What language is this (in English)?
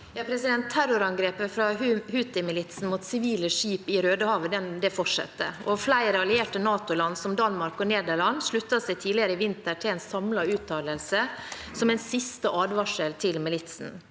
Norwegian